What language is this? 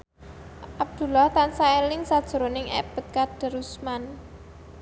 Javanese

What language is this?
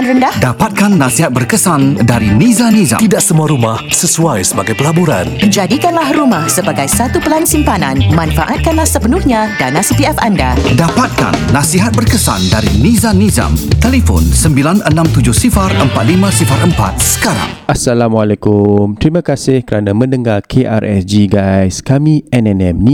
Malay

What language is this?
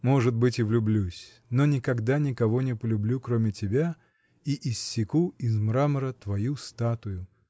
Russian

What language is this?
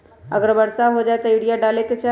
Magahi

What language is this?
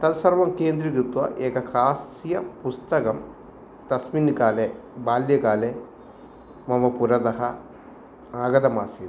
Sanskrit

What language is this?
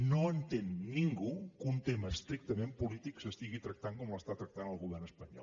Catalan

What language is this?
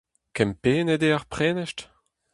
Breton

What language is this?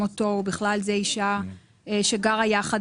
Hebrew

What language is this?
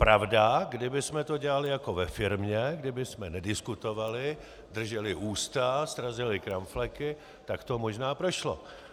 Czech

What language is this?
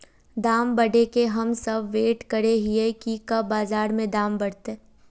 Magahi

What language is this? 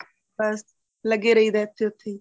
Punjabi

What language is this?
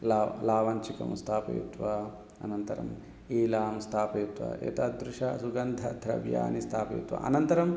Sanskrit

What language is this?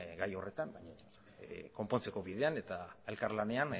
Basque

